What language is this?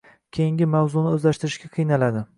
Uzbek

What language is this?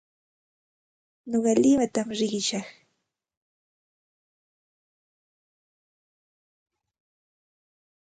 Santa Ana de Tusi Pasco Quechua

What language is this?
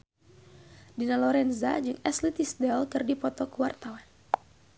Sundanese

